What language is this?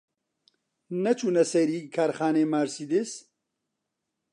Central Kurdish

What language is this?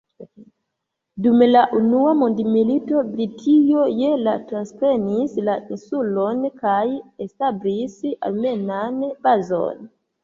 Esperanto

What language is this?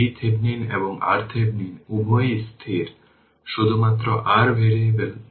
Bangla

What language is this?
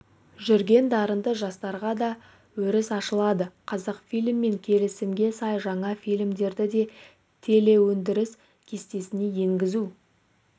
Kazakh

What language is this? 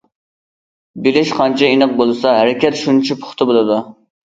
Uyghur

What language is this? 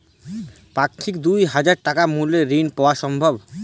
Bangla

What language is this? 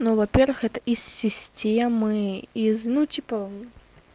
Russian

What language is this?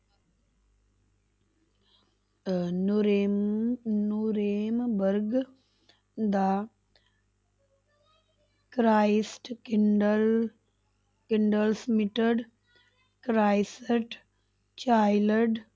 Punjabi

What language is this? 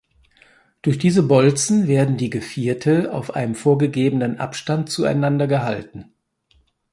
German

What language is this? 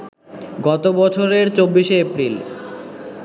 Bangla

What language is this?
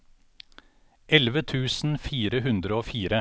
Norwegian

